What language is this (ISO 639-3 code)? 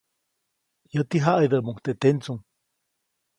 zoc